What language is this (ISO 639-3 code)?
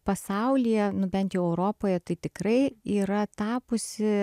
lit